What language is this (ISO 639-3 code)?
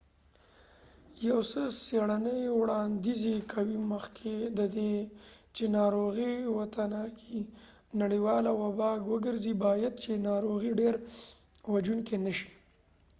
pus